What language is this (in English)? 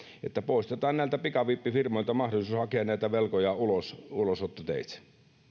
Finnish